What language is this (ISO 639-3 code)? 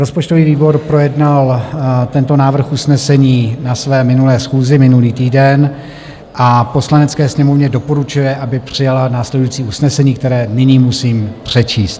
ces